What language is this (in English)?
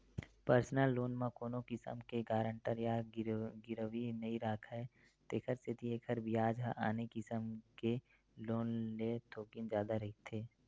Chhattisgarhi